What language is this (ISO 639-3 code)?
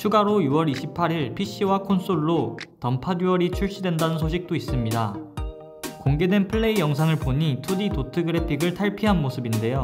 kor